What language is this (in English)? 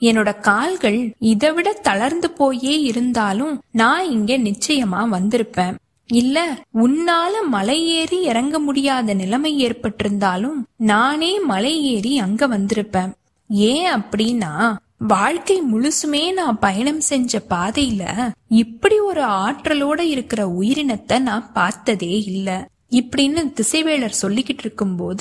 Tamil